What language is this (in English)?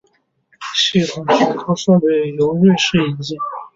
Chinese